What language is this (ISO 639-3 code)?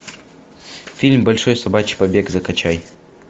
rus